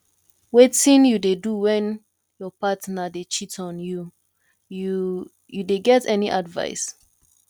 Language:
Nigerian Pidgin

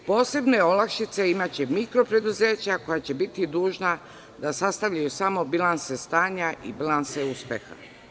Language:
Serbian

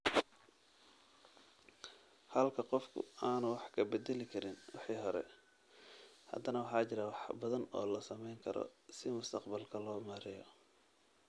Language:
Somali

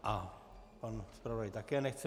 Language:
Czech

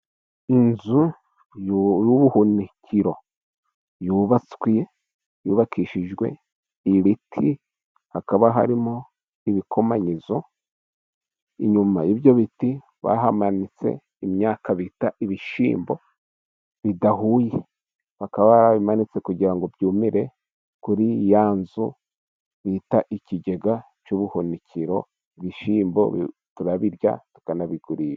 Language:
Kinyarwanda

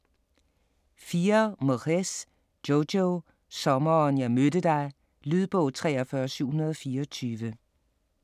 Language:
Danish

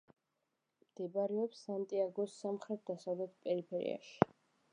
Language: Georgian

